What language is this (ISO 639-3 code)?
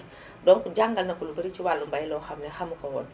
wol